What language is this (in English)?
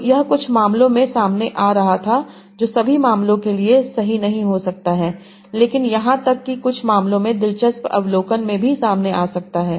Hindi